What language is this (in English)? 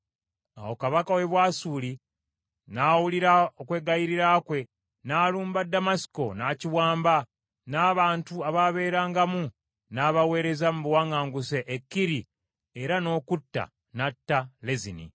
Ganda